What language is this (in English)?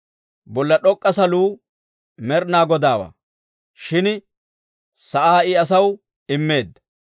Dawro